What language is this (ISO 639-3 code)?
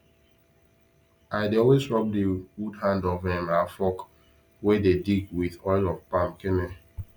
pcm